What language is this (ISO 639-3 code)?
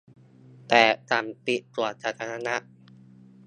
tha